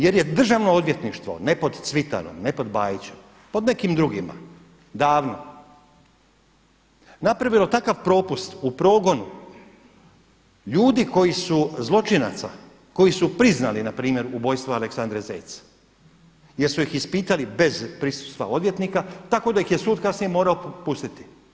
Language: Croatian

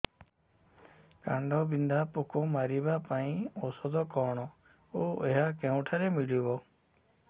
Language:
Odia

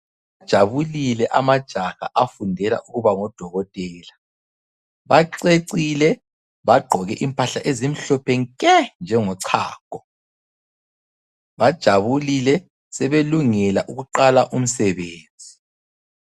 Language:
North Ndebele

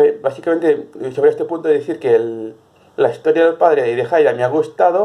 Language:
Spanish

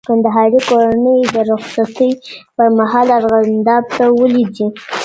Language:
Pashto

